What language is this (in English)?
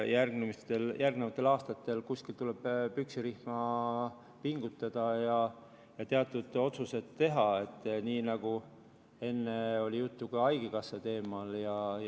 Estonian